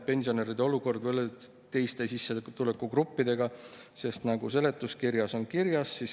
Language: Estonian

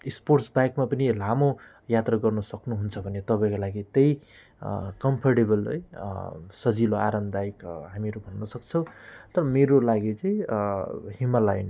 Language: Nepali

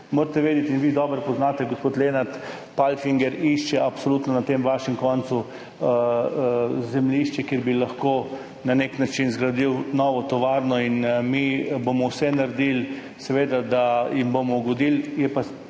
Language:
Slovenian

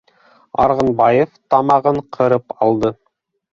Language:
Bashkir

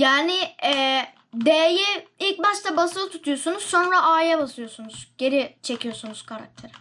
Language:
Turkish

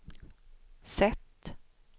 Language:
Swedish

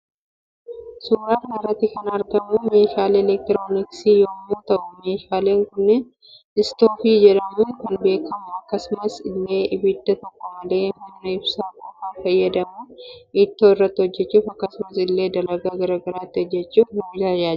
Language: Oromo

